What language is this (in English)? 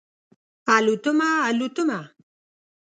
Pashto